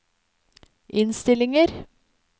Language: Norwegian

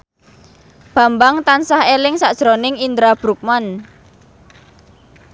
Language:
Javanese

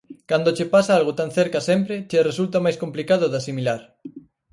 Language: Galician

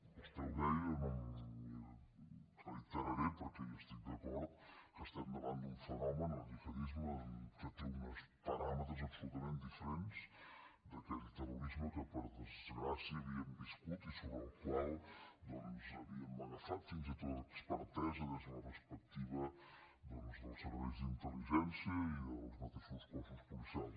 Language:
Catalan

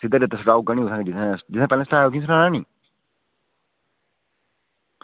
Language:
Dogri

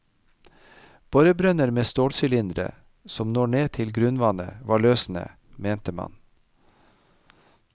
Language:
Norwegian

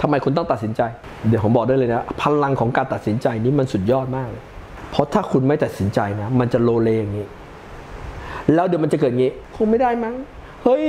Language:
Thai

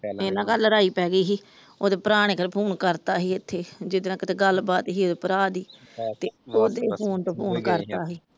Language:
Punjabi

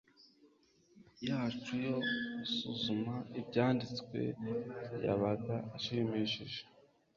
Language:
Kinyarwanda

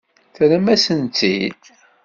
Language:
Kabyle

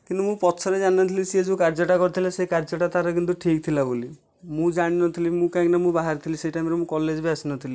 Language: Odia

